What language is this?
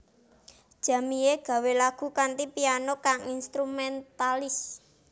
Javanese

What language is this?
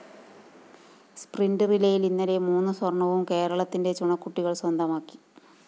Malayalam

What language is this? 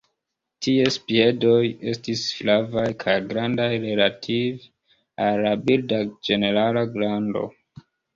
Esperanto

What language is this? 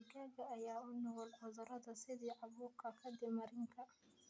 Somali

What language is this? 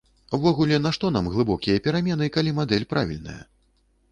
Belarusian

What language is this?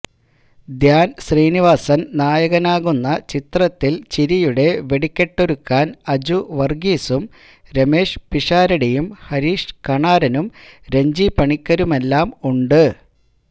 Malayalam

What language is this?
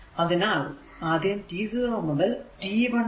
Malayalam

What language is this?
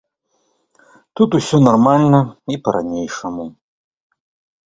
Belarusian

